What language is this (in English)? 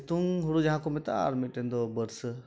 Santali